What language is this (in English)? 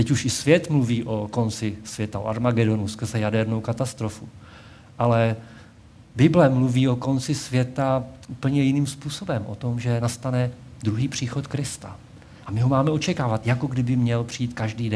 Czech